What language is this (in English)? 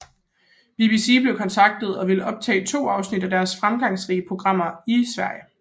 Danish